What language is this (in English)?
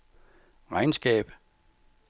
Danish